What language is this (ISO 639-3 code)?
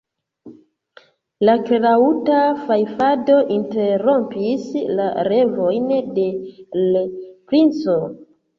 epo